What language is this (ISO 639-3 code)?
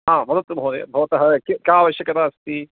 san